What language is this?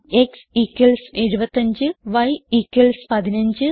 Malayalam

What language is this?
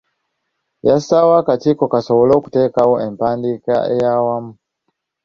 Ganda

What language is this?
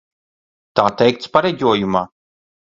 Latvian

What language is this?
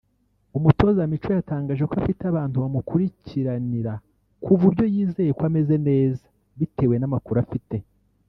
Kinyarwanda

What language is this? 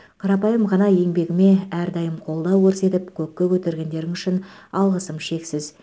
Kazakh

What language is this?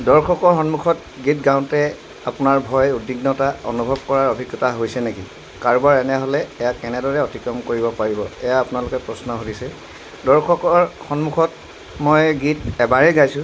Assamese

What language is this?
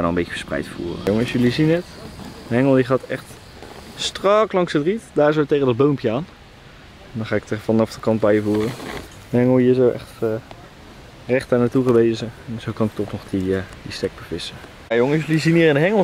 Dutch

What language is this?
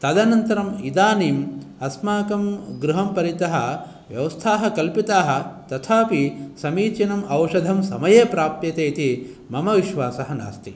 Sanskrit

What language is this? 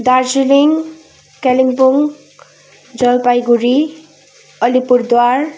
Nepali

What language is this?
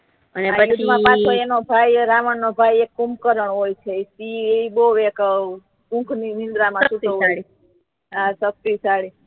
Gujarati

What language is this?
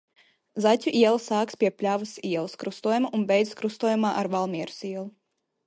Latvian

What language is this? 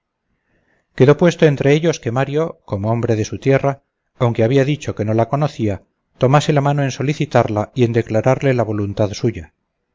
Spanish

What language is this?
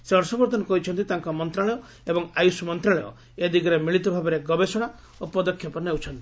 Odia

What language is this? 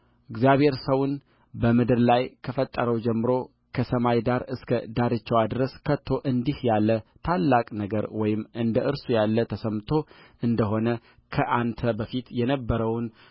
Amharic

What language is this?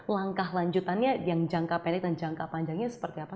Indonesian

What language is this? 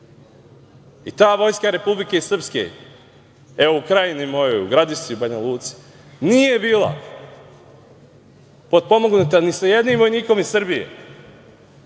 Serbian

